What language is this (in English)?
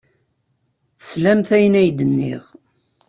Kabyle